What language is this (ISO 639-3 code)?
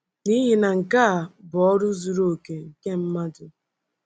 ibo